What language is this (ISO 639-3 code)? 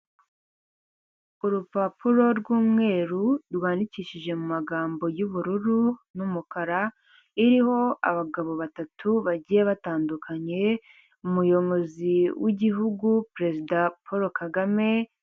kin